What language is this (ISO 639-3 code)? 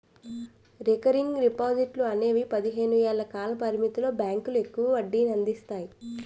tel